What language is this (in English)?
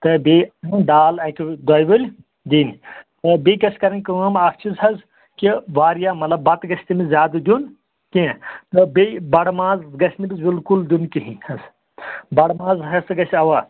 Kashmiri